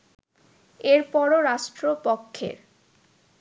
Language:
Bangla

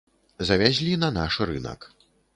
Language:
Belarusian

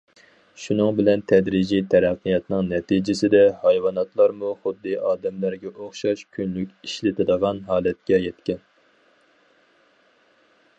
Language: Uyghur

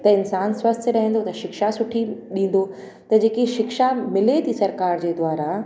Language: Sindhi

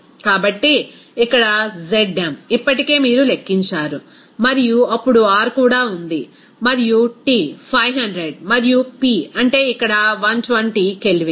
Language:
Telugu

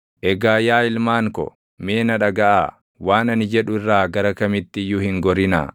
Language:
Oromo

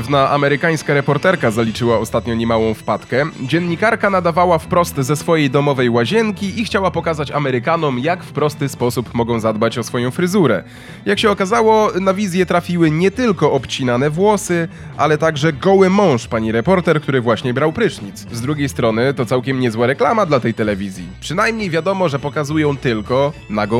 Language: Polish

